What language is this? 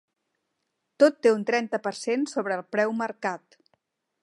Catalan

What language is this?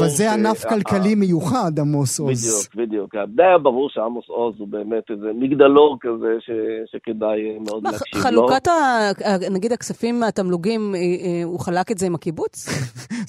Hebrew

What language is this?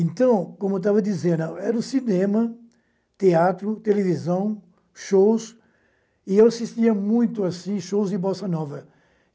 Portuguese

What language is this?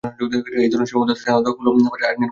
Bangla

